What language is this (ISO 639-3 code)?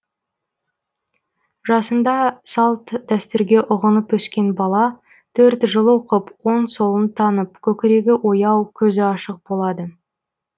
kaz